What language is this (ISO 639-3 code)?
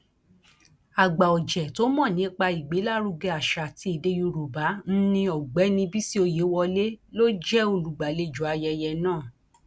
yor